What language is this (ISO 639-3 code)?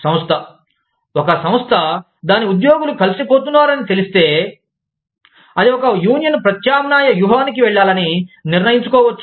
tel